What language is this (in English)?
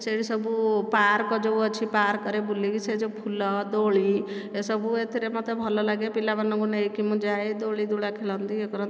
Odia